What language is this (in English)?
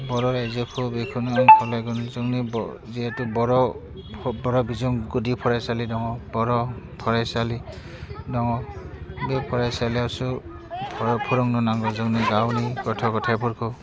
Bodo